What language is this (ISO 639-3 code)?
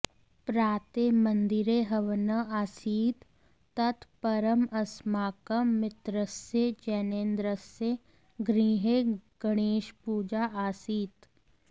san